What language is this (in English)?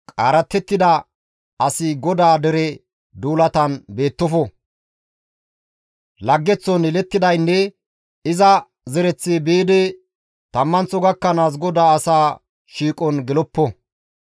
Gamo